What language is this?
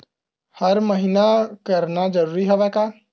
Chhattisgarhi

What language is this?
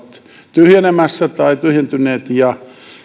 Finnish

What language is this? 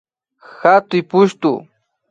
Imbabura Highland Quichua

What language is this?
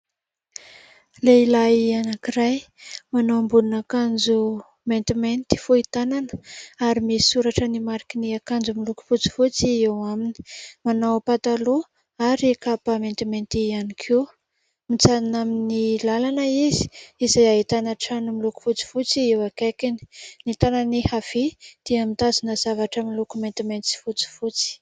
Malagasy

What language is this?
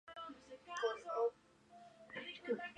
Spanish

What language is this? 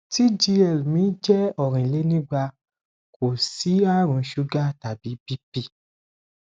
Yoruba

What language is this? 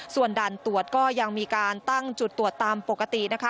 Thai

